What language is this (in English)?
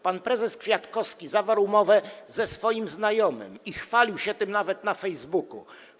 Polish